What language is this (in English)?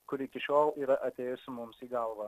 Lithuanian